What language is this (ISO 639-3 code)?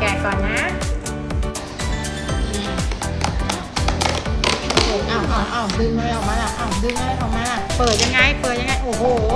tha